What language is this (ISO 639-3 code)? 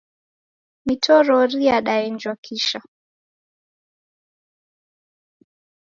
dav